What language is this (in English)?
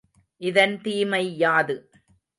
Tamil